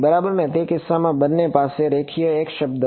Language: Gujarati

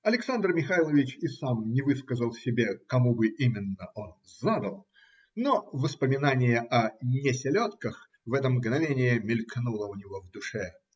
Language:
Russian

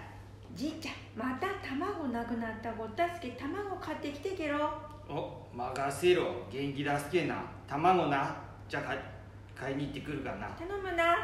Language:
Japanese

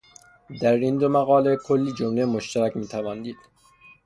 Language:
Persian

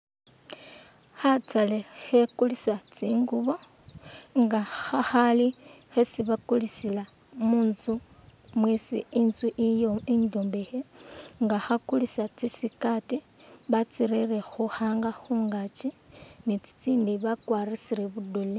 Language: Masaaba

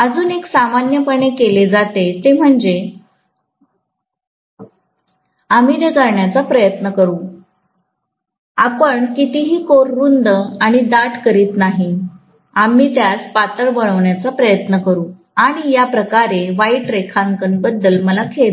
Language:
Marathi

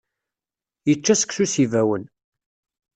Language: Kabyle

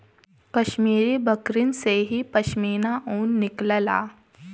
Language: Bhojpuri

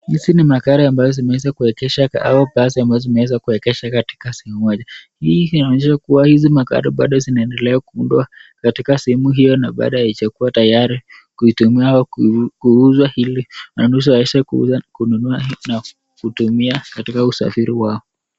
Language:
Swahili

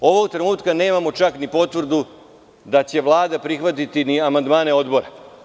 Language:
Serbian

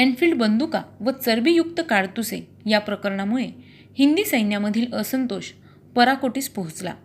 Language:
Marathi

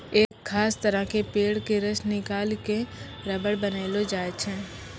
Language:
Maithili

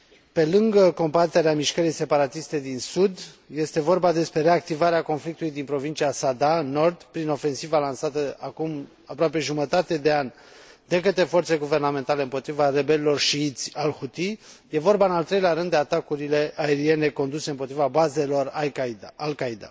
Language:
Romanian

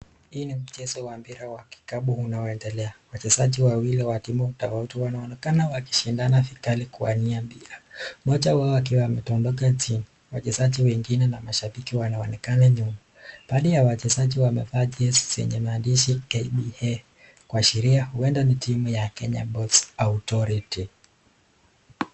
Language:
Swahili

